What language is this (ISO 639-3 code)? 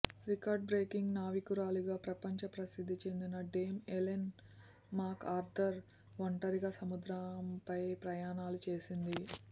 tel